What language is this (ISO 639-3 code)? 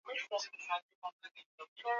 swa